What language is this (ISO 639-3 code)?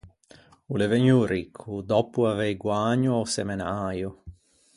lij